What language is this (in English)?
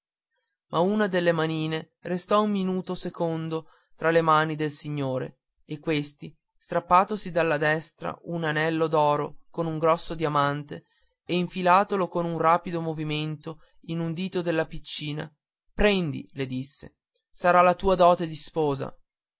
Italian